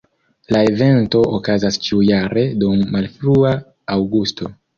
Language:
Esperanto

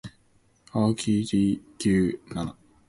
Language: Cantonese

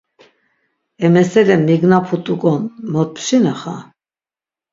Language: Laz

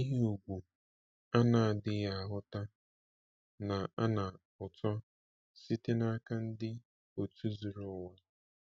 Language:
Igbo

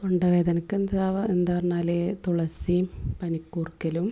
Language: Malayalam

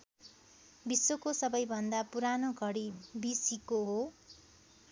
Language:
Nepali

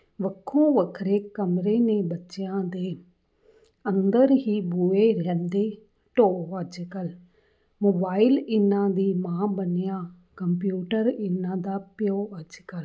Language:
Punjabi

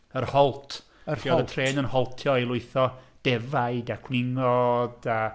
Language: Welsh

